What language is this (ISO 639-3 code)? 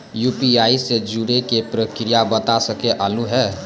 mai